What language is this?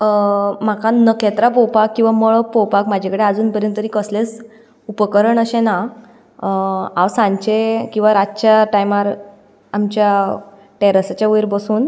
Konkani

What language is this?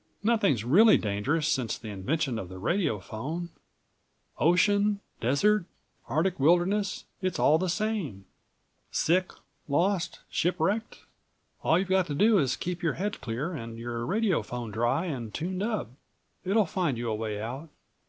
English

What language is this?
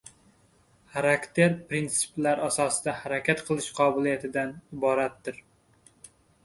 Uzbek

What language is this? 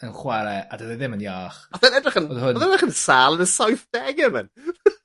Welsh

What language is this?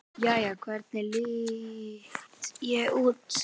Icelandic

